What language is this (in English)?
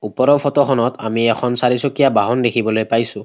Assamese